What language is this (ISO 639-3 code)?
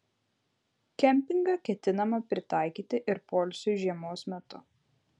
lit